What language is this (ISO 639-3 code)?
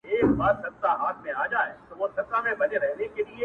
pus